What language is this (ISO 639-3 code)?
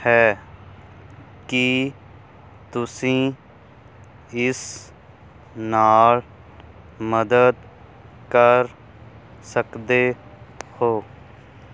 pan